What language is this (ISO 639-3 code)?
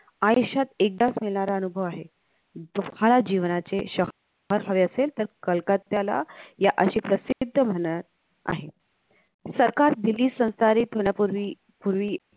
mar